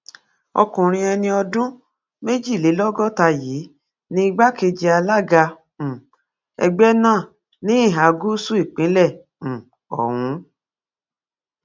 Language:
Yoruba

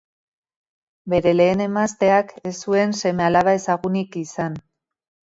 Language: Basque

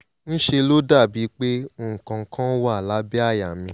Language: Yoruba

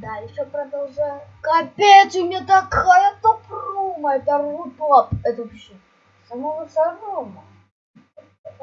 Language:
Russian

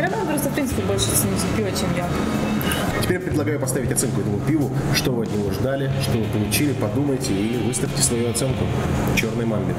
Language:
Russian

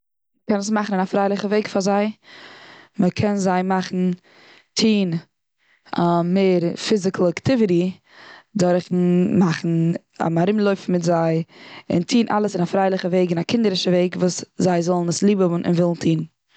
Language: Yiddish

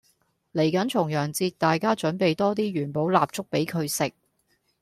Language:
Cantonese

